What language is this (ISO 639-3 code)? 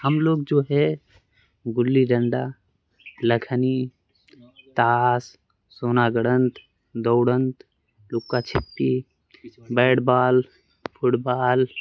urd